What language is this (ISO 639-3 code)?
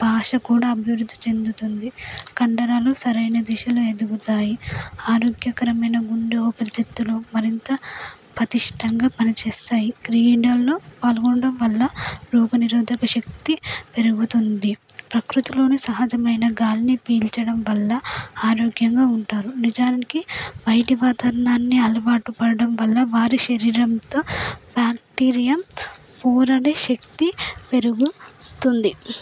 tel